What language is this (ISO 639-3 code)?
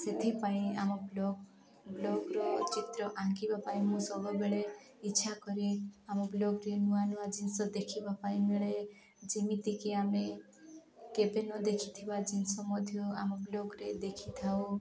ori